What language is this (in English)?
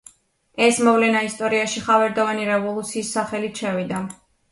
Georgian